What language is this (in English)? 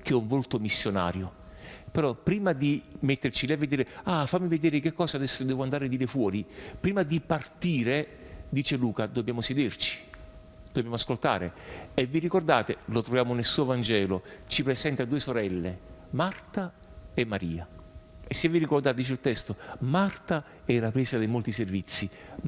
Italian